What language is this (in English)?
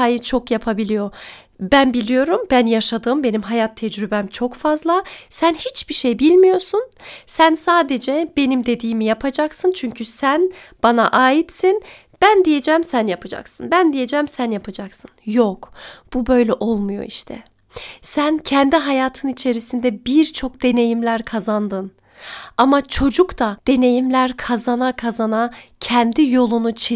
Turkish